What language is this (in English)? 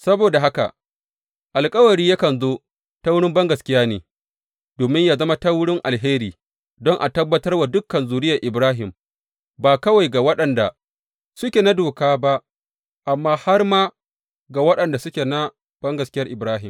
Hausa